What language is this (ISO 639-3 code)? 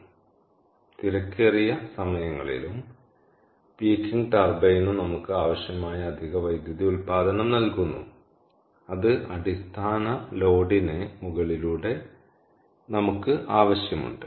mal